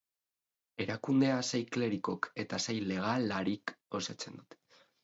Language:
Basque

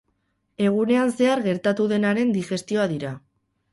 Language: Basque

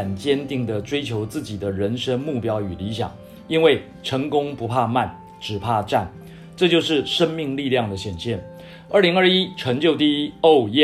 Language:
Chinese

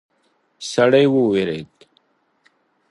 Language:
Pashto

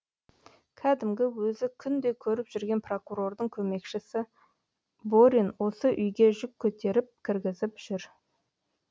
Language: Kazakh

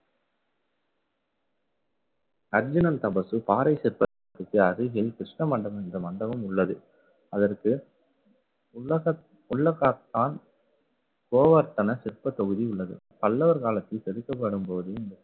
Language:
Tamil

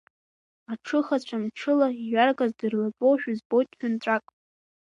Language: Abkhazian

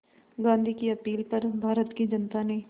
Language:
Hindi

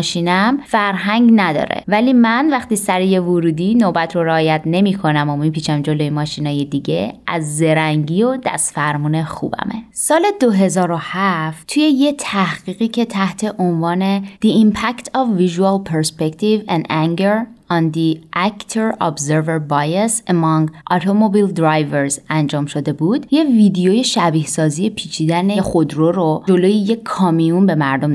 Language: Persian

